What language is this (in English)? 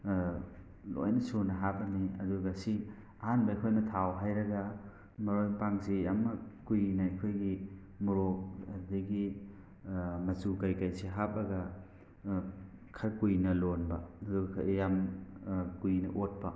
Manipuri